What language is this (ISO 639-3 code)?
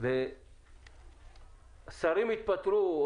heb